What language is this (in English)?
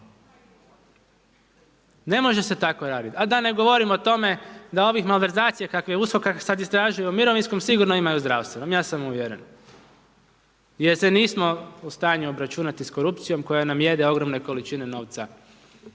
Croatian